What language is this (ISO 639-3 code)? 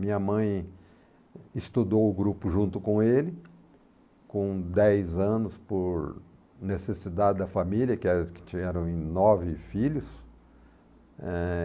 por